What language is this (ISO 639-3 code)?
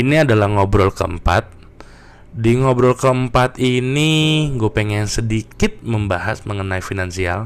ind